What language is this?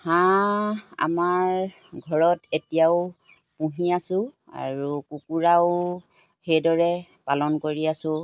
Assamese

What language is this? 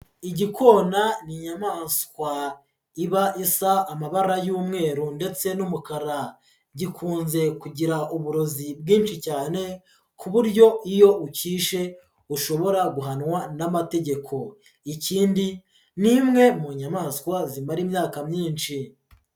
Kinyarwanda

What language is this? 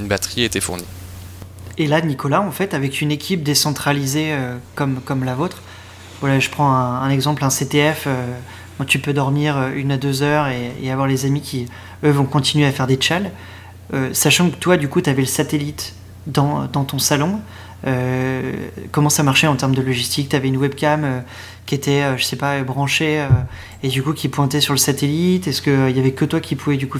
French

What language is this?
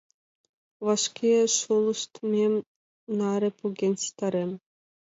Mari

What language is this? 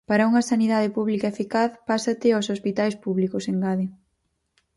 Galician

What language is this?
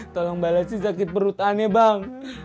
Indonesian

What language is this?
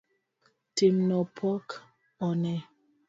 Luo (Kenya and Tanzania)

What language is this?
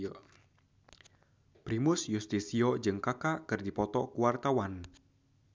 Sundanese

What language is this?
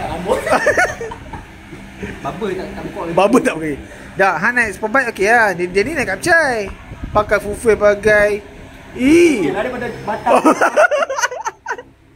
Malay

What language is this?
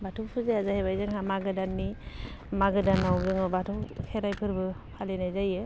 Bodo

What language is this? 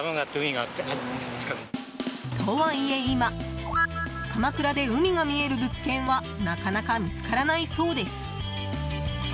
Japanese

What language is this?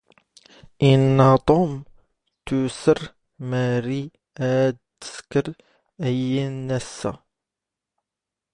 Standard Moroccan Tamazight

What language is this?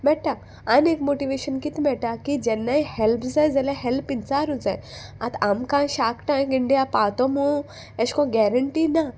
Konkani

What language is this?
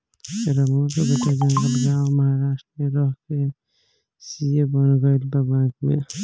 Bhojpuri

